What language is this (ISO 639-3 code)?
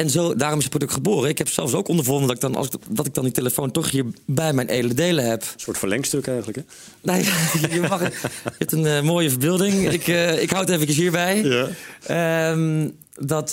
nld